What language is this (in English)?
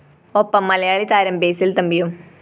Malayalam